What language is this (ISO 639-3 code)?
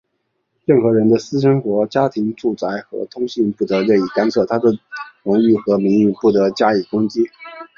zho